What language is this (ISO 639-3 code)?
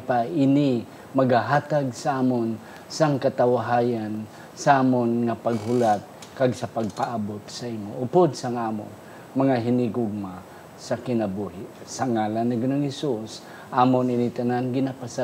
fil